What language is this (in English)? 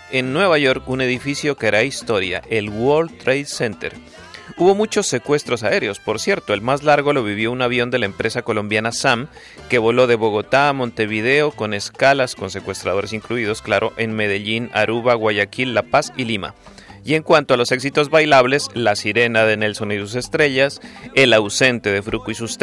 Spanish